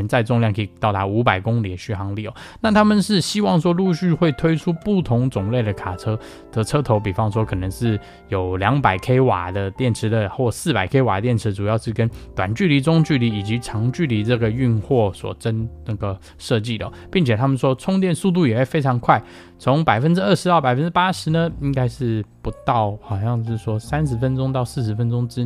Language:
Chinese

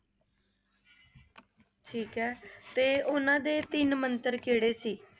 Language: Punjabi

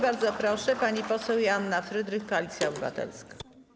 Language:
Polish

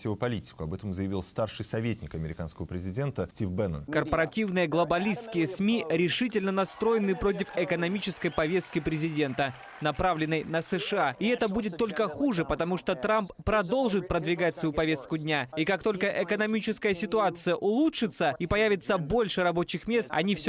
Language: Russian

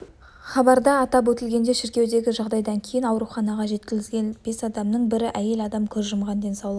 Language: Kazakh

